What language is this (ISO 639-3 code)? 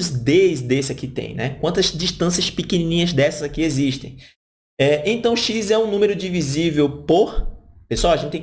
por